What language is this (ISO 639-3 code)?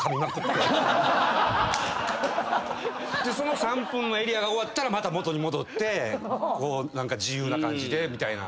jpn